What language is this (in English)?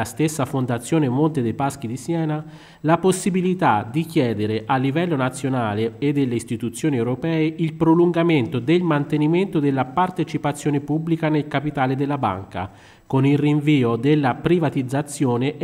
Italian